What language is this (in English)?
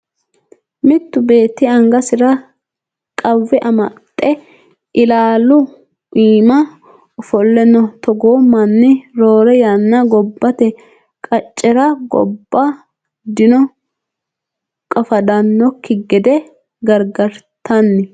Sidamo